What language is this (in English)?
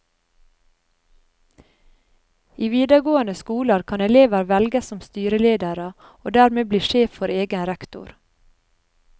Norwegian